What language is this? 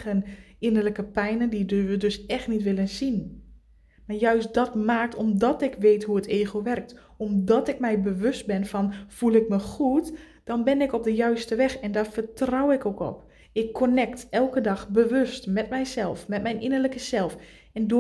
Dutch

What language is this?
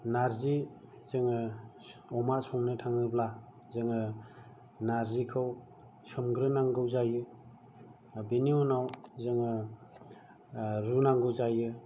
Bodo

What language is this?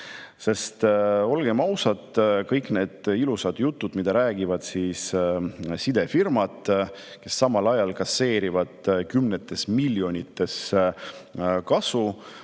Estonian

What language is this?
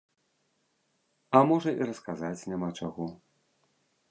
Belarusian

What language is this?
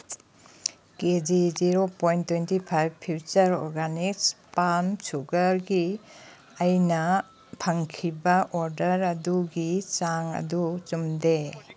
Manipuri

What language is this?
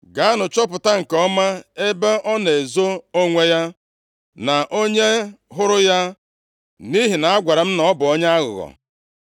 Igbo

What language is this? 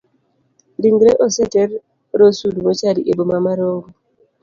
Luo (Kenya and Tanzania)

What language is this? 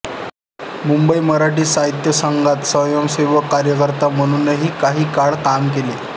Marathi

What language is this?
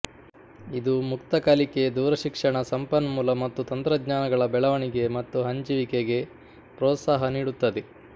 Kannada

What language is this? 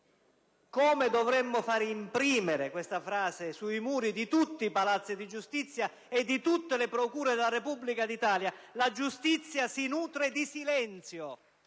Italian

